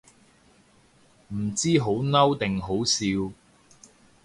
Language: Cantonese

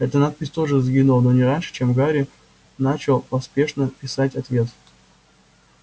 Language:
Russian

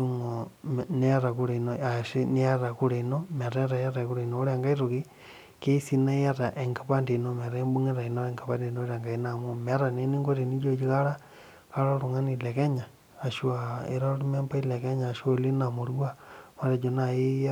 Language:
Masai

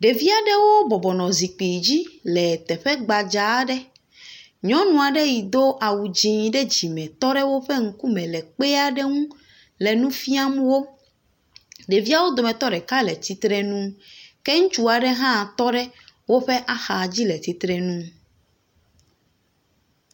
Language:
Ewe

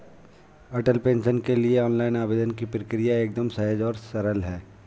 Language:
Hindi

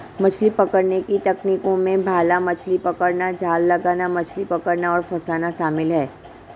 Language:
Hindi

